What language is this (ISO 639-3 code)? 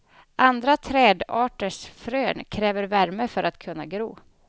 swe